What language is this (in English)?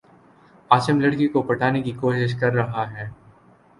Urdu